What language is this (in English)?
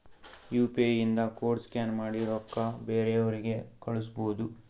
Kannada